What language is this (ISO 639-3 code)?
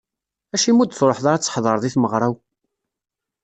kab